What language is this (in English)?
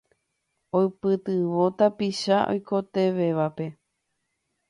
Guarani